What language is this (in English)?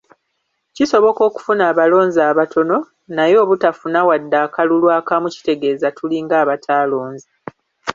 Ganda